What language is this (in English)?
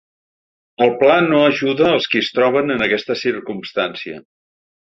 Catalan